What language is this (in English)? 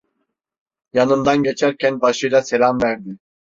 Turkish